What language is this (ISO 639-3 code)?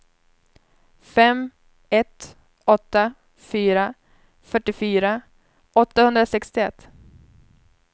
swe